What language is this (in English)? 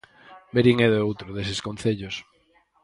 Galician